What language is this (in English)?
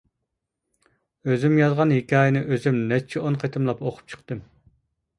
Uyghur